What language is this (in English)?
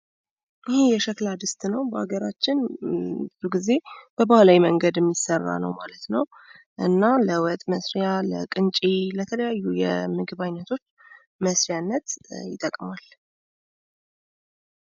Amharic